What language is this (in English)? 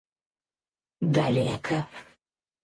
Russian